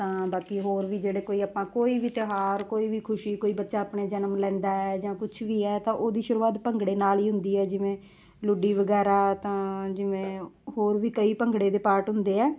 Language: Punjabi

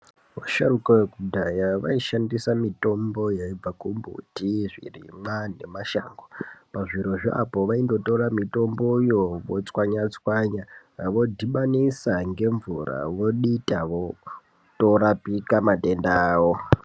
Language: Ndau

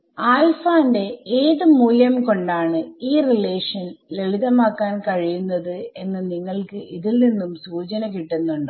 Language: Malayalam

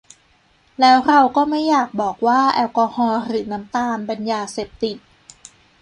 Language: Thai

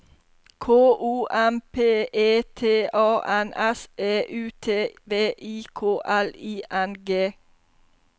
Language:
Norwegian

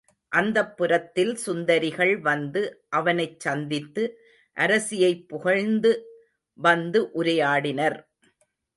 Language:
Tamil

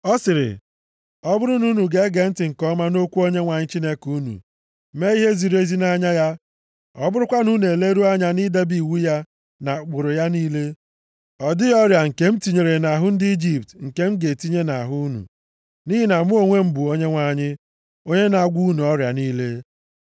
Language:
Igbo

